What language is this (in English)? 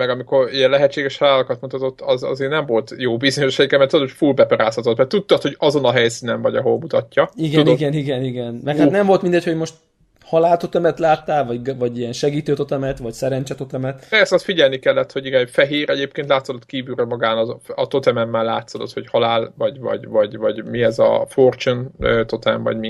Hungarian